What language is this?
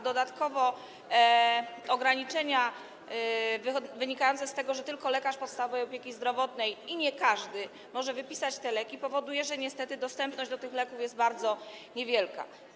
Polish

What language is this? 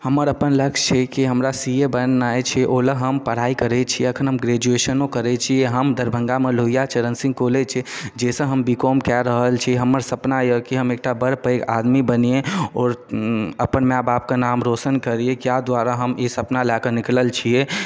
Maithili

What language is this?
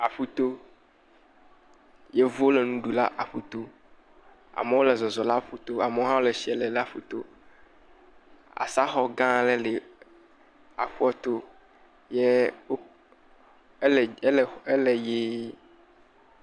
Ewe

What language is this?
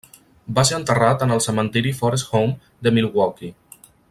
Catalan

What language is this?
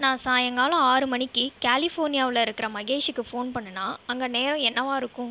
Tamil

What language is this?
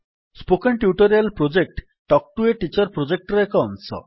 Odia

